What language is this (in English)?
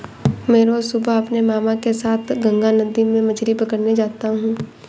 Hindi